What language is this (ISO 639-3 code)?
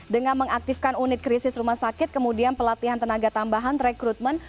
ind